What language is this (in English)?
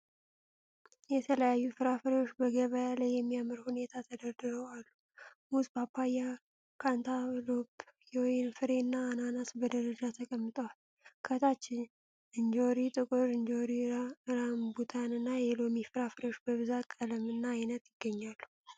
Amharic